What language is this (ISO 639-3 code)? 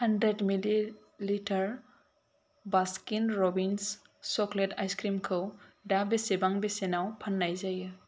brx